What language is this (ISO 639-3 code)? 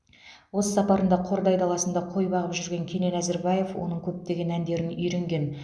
kaz